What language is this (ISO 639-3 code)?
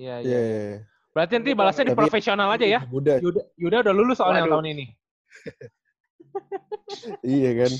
ind